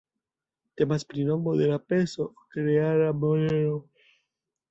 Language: Esperanto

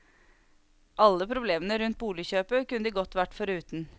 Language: Norwegian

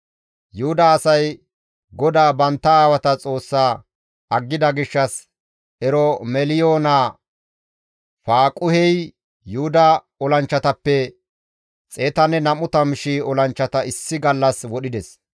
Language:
Gamo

